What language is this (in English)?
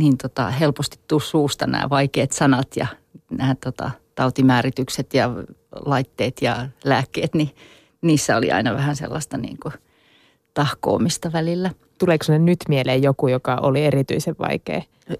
Finnish